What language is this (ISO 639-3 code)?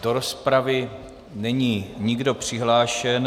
ces